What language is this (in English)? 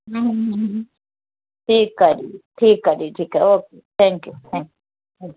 Sindhi